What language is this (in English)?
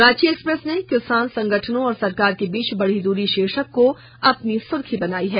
Hindi